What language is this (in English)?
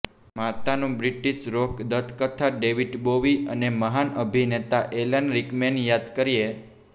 Gujarati